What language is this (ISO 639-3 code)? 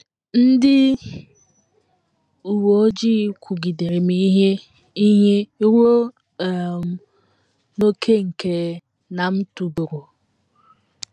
ibo